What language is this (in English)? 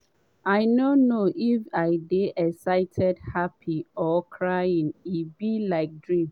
Nigerian Pidgin